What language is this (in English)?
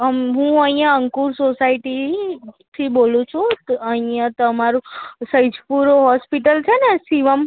Gujarati